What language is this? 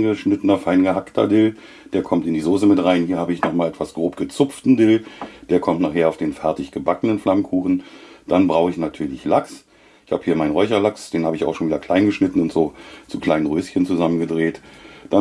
German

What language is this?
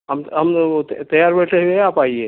Urdu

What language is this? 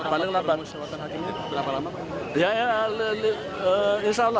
Indonesian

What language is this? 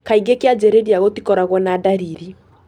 Kikuyu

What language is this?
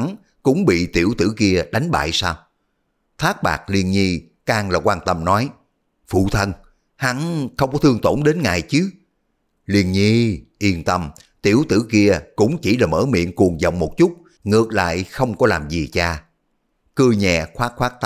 Vietnamese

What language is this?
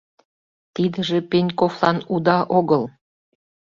Mari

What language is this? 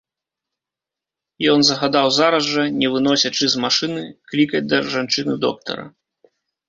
Belarusian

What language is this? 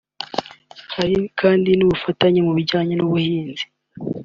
Kinyarwanda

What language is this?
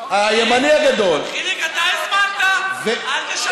Hebrew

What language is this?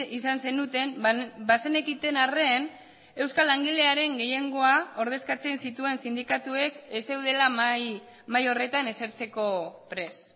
Basque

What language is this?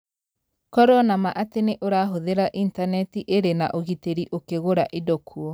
Kikuyu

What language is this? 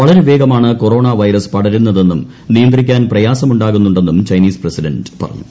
Malayalam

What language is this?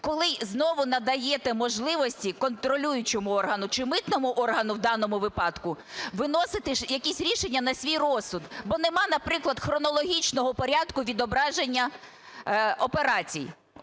Ukrainian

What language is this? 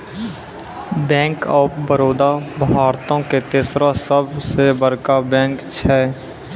Maithili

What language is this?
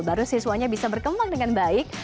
Indonesian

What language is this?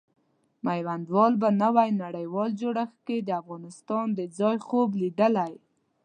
Pashto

